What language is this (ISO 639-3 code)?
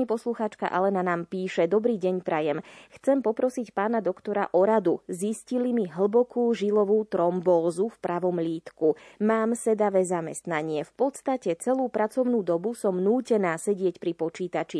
slk